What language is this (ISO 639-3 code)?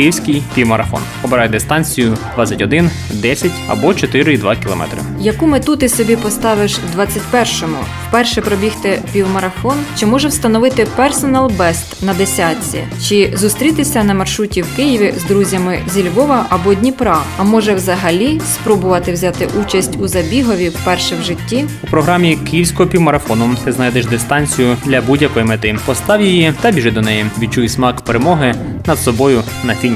ukr